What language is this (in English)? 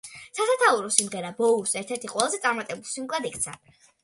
Georgian